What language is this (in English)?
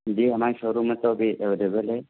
Urdu